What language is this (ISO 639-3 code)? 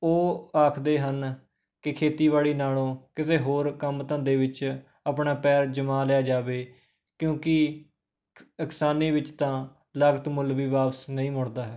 pan